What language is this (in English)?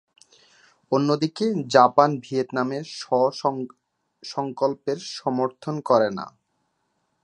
Bangla